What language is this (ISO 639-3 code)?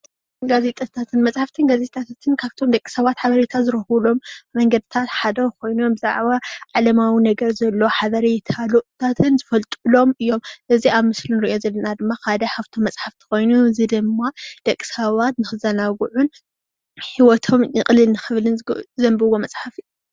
tir